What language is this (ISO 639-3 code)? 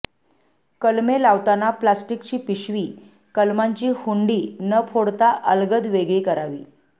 mar